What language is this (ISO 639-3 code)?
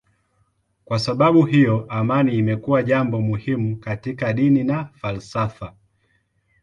swa